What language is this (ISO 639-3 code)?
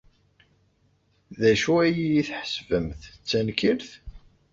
kab